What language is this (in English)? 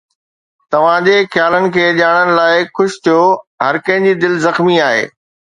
Sindhi